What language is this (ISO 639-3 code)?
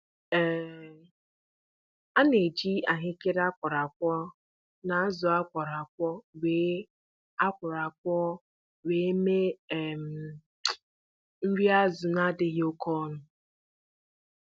ibo